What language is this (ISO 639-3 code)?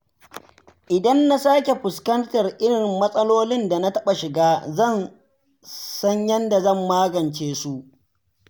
hau